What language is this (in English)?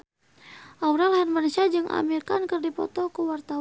Sundanese